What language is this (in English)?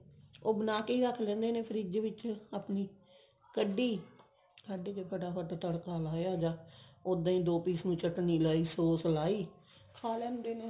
Punjabi